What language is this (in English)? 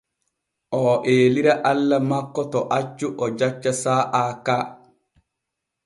Borgu Fulfulde